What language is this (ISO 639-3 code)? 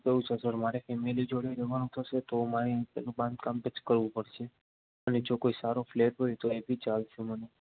guj